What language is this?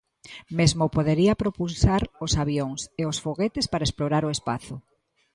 Galician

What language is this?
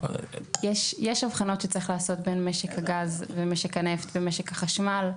Hebrew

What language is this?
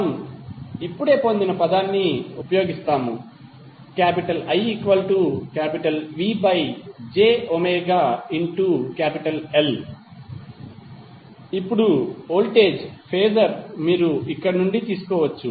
Telugu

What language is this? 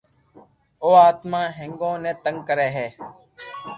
Loarki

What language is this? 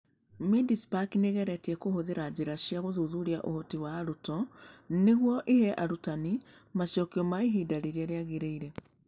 Kikuyu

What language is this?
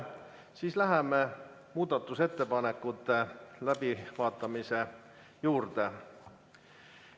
Estonian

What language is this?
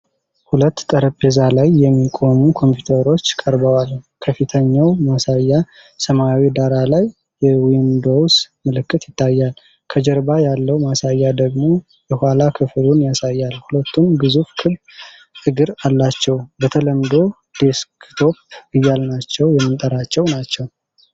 Amharic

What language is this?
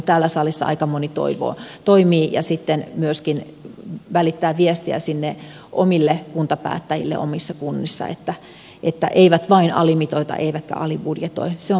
Finnish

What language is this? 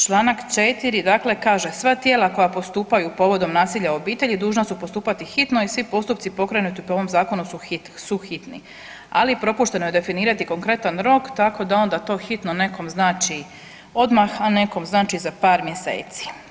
Croatian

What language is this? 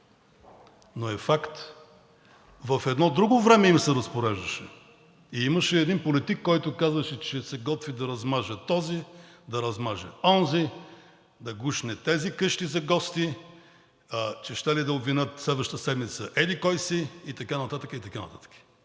Bulgarian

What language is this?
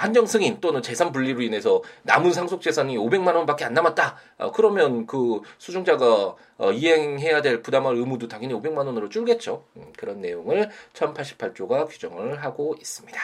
Korean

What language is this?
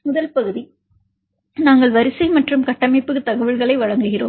Tamil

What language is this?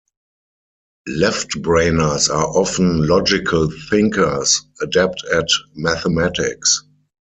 English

